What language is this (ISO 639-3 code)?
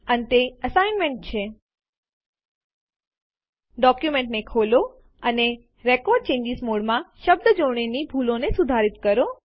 guj